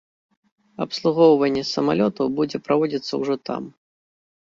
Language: Belarusian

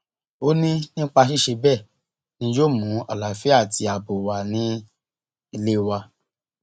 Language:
Yoruba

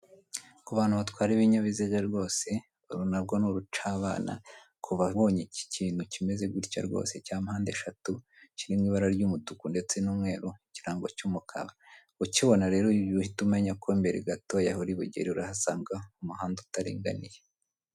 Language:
Kinyarwanda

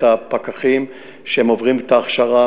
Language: Hebrew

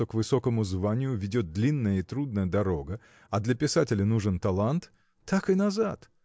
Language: Russian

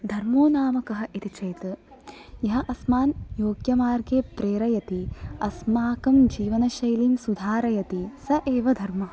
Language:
Sanskrit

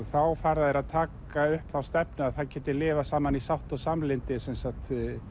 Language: Icelandic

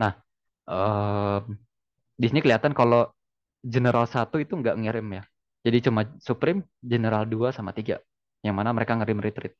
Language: Indonesian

